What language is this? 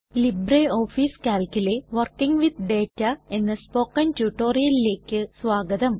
Malayalam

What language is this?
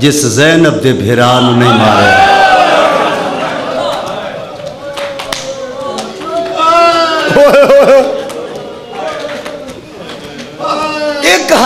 Arabic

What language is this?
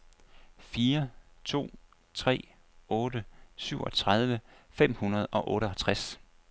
Danish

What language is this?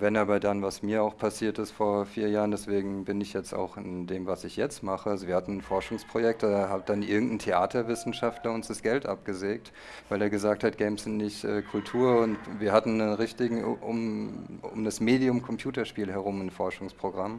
German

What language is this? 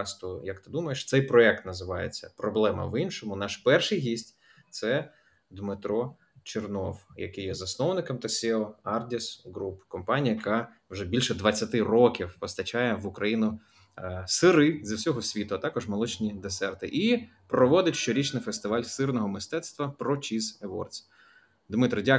Ukrainian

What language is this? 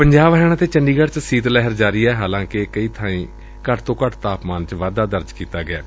Punjabi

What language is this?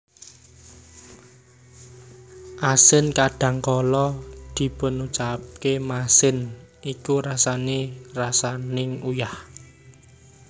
Javanese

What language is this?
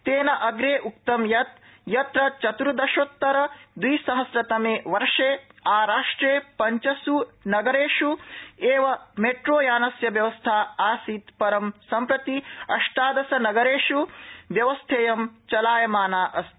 Sanskrit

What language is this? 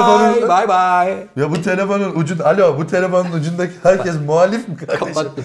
Turkish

